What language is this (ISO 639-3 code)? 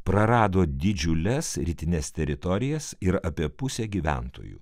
lit